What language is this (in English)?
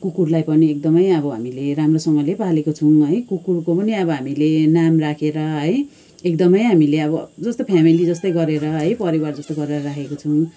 Nepali